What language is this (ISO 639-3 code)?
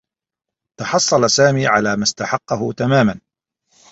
ara